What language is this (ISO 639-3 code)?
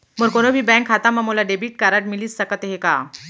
hne